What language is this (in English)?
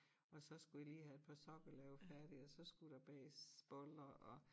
Danish